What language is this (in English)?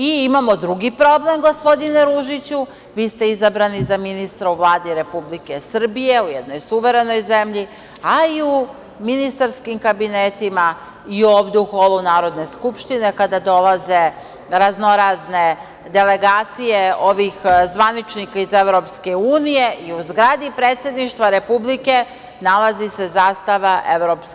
Serbian